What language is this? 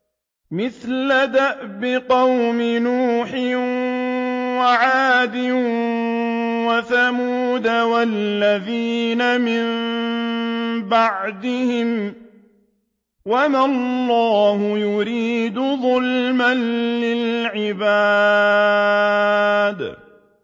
Arabic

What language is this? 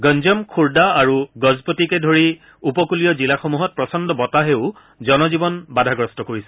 Assamese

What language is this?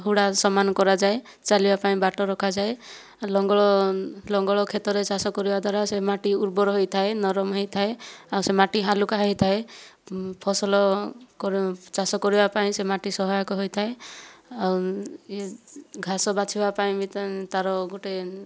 Odia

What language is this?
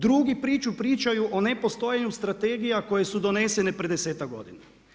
Croatian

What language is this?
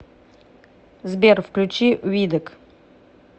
Russian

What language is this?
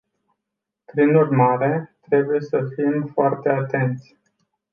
Romanian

